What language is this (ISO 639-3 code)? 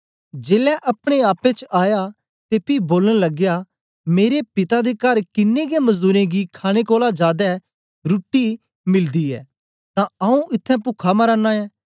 doi